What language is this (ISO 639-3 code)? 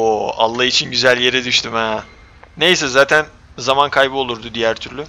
tur